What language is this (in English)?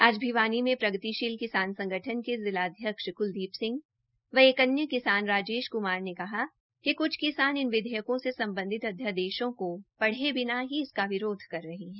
Hindi